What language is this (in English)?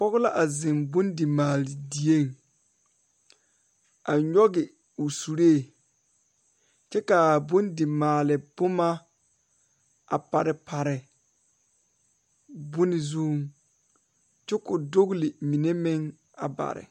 Southern Dagaare